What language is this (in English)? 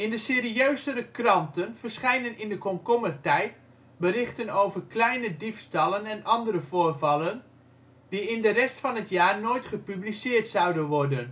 Dutch